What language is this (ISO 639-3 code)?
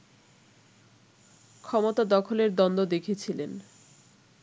ben